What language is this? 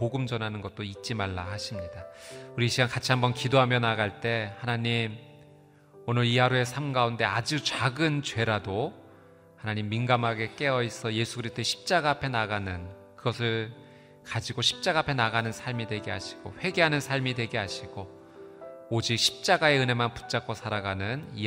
Korean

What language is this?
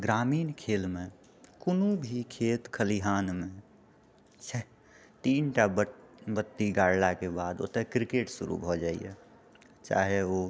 Maithili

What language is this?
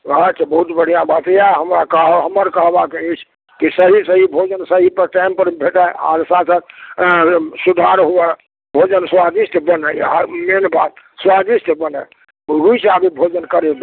Maithili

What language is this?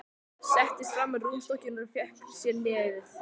Icelandic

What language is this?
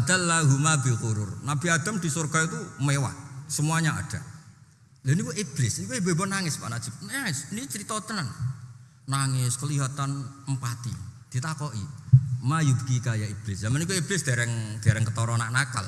Indonesian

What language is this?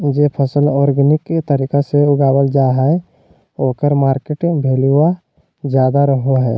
Magahi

